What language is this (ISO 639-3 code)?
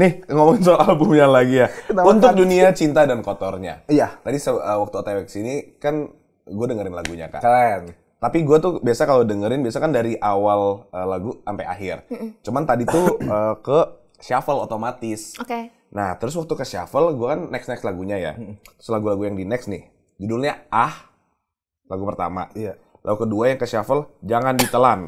ind